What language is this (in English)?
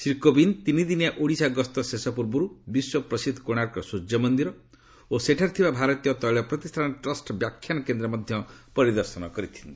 Odia